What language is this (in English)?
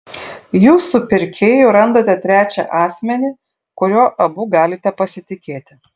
Lithuanian